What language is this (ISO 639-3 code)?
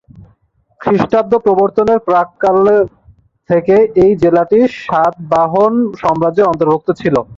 ben